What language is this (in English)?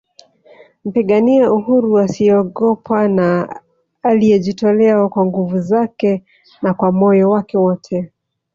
Swahili